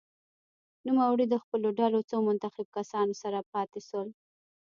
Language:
Pashto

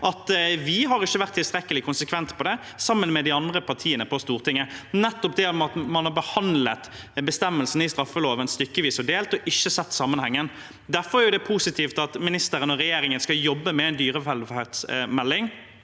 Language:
Norwegian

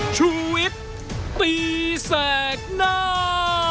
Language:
Thai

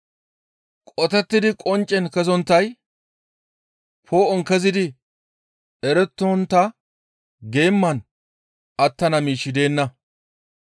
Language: Gamo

